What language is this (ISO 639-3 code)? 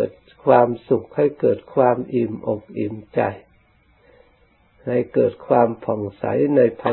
tha